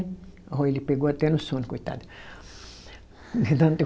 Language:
Portuguese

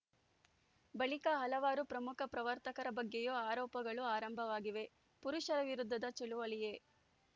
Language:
Kannada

